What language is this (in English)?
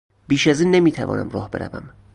Persian